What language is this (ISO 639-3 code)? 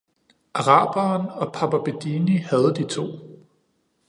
dan